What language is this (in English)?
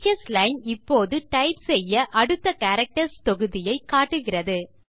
Tamil